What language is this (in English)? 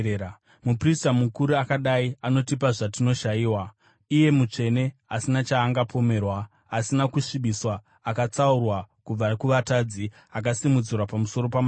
Shona